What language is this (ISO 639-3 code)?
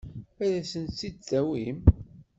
kab